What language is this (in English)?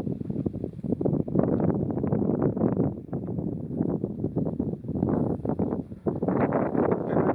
Dutch